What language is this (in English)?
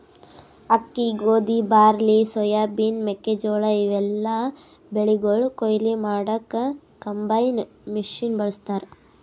Kannada